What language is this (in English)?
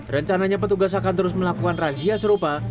Indonesian